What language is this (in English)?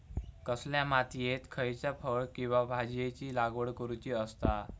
Marathi